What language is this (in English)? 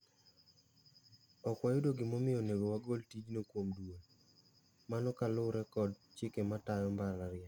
Luo (Kenya and Tanzania)